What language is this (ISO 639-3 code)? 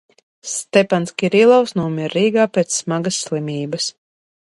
lav